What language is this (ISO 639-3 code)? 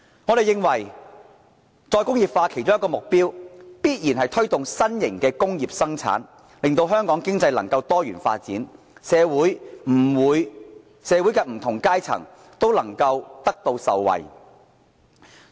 yue